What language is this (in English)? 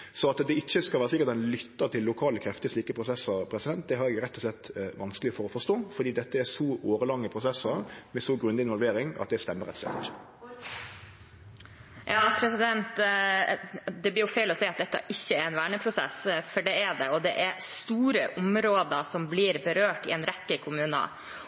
Norwegian